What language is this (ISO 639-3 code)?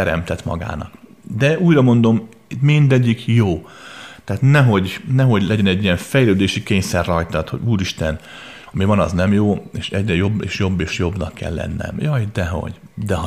hun